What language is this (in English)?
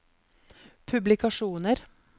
Norwegian